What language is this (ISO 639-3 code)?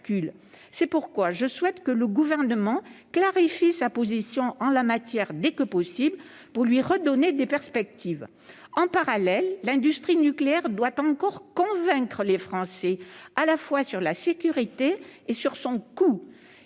fra